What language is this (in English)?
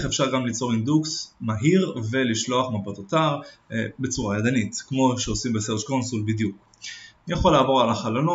Hebrew